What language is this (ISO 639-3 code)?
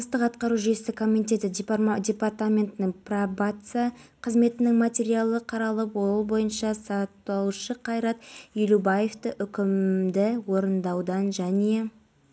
kaz